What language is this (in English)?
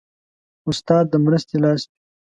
Pashto